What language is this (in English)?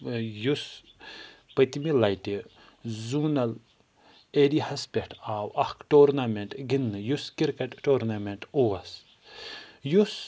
Kashmiri